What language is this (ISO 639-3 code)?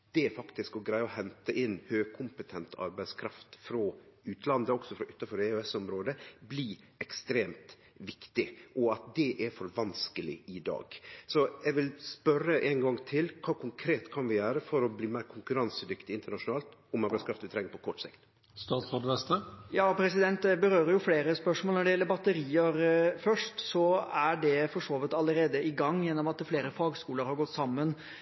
nor